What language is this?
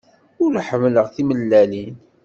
Kabyle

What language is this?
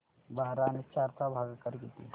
Marathi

